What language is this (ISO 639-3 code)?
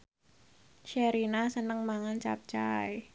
jav